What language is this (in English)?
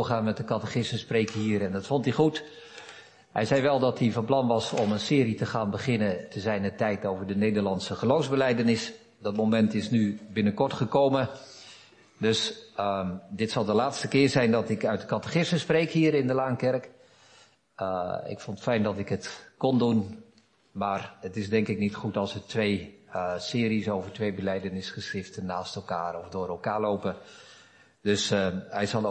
Dutch